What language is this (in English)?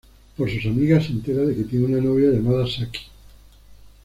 Spanish